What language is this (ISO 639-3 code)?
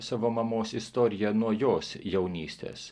lit